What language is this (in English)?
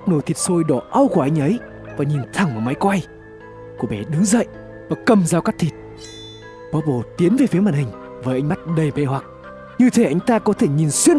Vietnamese